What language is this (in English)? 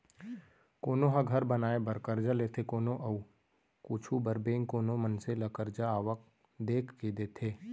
Chhattisgarhi